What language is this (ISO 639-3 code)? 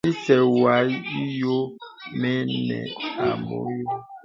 beb